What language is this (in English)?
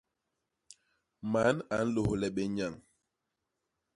Basaa